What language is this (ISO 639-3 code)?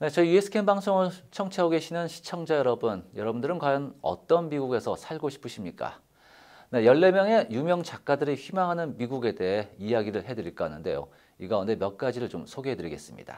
kor